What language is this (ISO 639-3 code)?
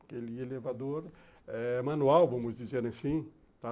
por